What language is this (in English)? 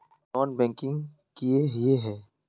Magahi